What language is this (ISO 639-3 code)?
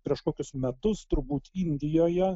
lit